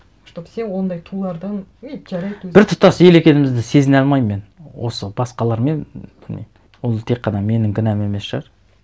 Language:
Kazakh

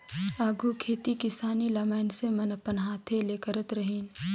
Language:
Chhattisgarhi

